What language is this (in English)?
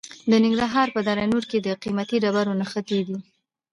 Pashto